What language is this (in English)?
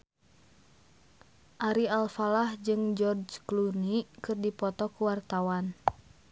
Sundanese